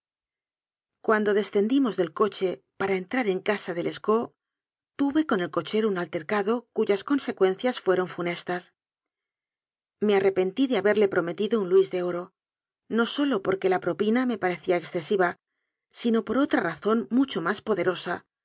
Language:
Spanish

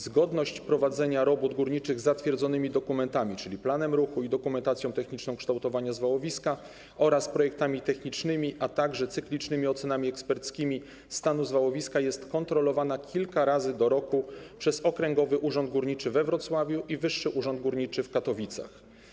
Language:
Polish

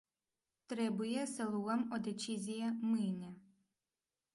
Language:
Romanian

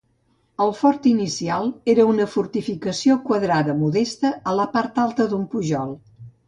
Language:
Catalan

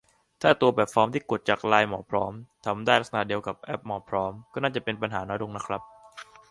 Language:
Thai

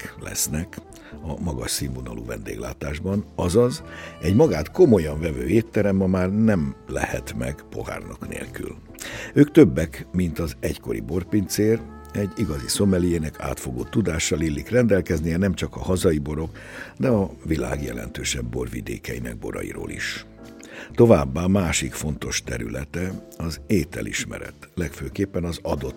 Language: Hungarian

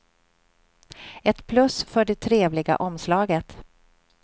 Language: Swedish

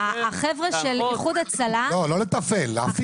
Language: Hebrew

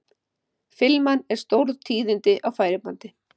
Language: Icelandic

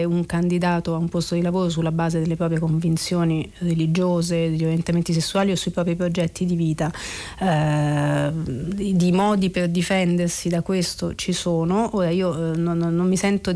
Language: Italian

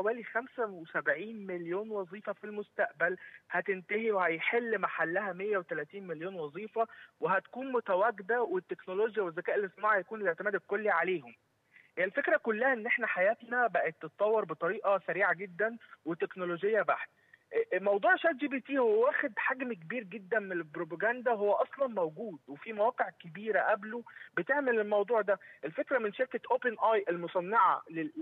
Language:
Arabic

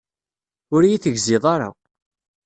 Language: Kabyle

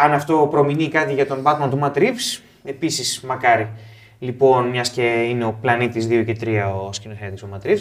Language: Greek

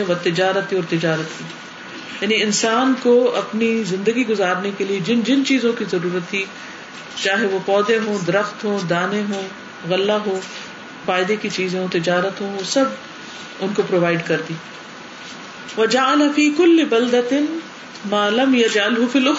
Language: Urdu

